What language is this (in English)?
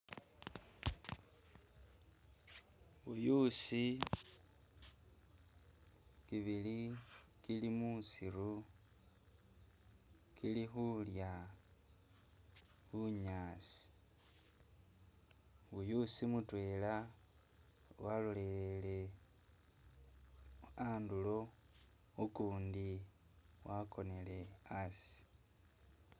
Masaaba